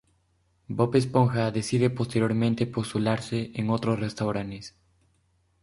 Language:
Spanish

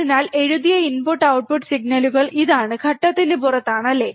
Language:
Malayalam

